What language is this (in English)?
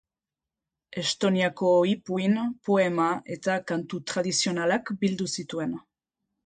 Basque